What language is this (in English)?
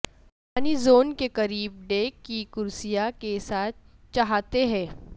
Urdu